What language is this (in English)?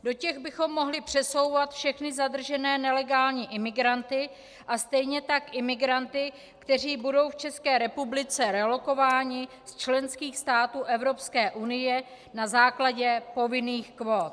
Czech